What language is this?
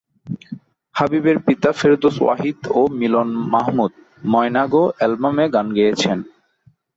Bangla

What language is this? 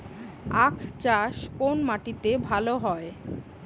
Bangla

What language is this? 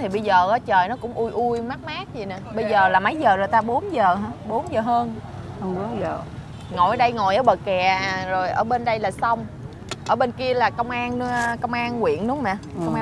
Vietnamese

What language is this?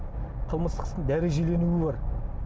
Kazakh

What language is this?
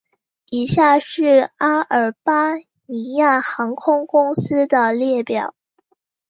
Chinese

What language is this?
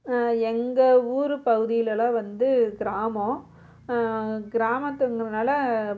Tamil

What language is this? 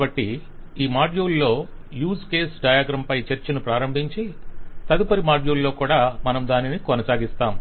Telugu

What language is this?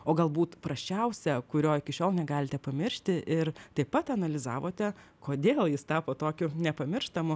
Lithuanian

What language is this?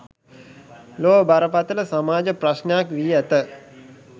Sinhala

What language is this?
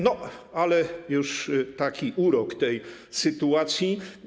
Polish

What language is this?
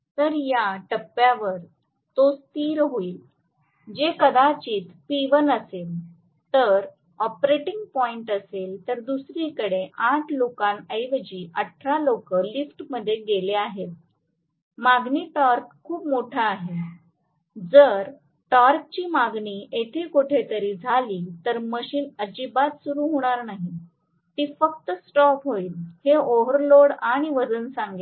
Marathi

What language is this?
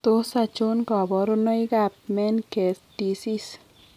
Kalenjin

